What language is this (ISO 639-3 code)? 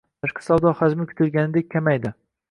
uzb